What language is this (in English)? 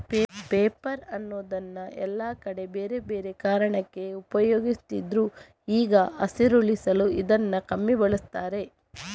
Kannada